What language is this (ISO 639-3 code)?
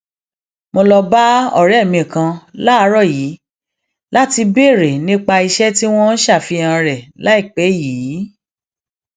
yor